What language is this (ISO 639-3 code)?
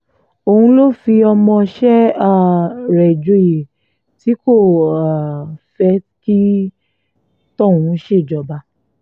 yor